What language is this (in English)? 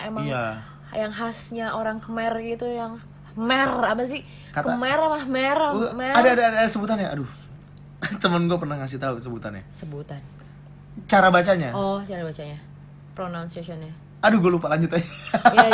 Indonesian